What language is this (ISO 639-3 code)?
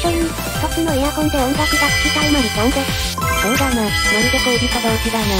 jpn